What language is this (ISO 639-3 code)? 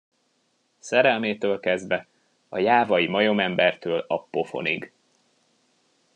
hun